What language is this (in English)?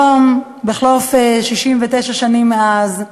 Hebrew